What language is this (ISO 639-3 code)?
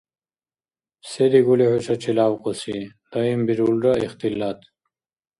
dar